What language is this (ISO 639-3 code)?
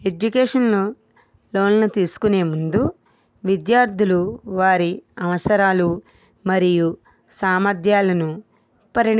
tel